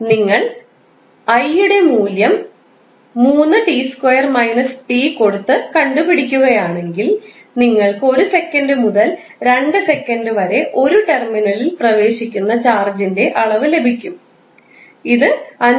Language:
Malayalam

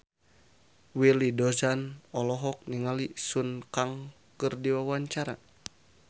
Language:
Sundanese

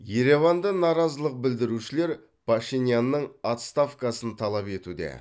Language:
Kazakh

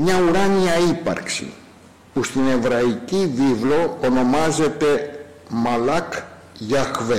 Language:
Greek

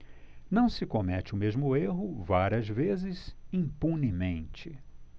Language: Portuguese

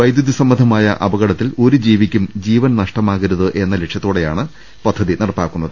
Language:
Malayalam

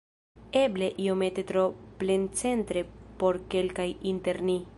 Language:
Esperanto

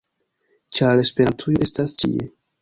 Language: Esperanto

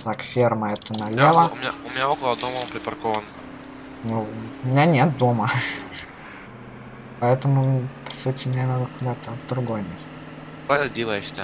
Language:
Russian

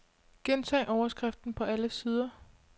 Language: Danish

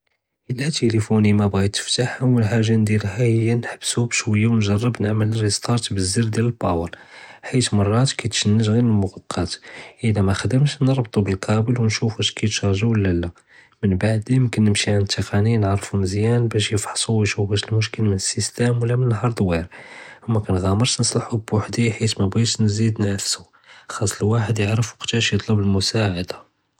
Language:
Judeo-Arabic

